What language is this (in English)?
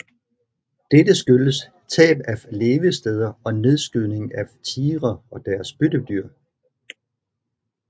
Danish